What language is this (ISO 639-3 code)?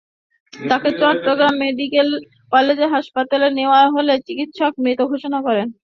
ben